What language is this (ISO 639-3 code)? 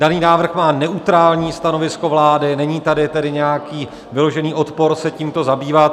ces